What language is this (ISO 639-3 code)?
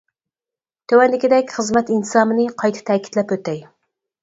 uig